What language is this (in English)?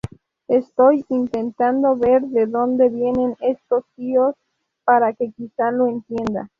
Spanish